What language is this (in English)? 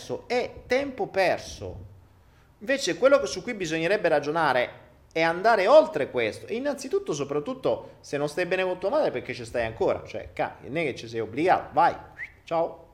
Italian